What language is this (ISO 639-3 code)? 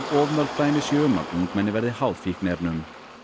isl